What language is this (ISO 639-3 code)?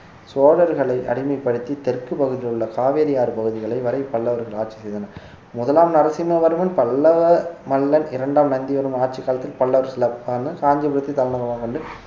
tam